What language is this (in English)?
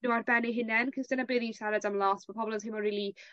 Welsh